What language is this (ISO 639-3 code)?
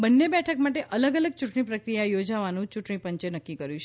guj